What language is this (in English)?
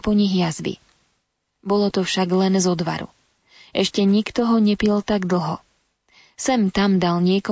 Slovak